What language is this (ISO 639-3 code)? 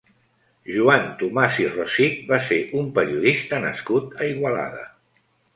cat